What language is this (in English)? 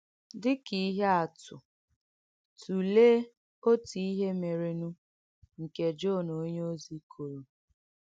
Igbo